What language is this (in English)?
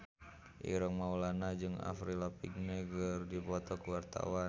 Sundanese